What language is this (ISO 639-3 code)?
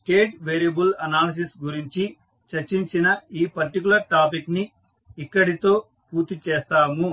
tel